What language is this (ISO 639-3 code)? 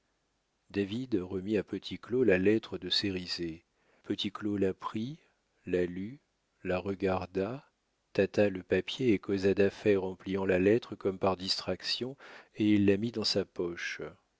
fra